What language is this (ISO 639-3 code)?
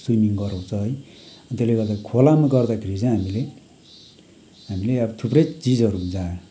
nep